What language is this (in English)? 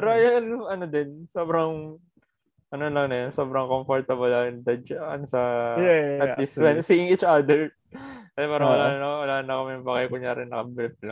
Filipino